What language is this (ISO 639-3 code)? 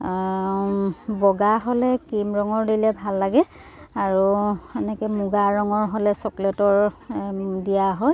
asm